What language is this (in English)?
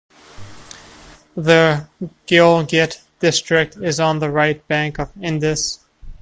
English